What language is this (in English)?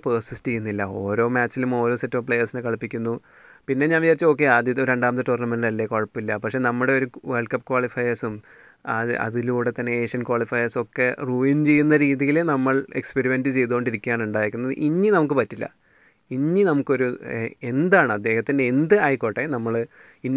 Malayalam